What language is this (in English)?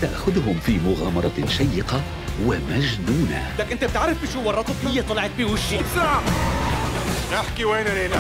Arabic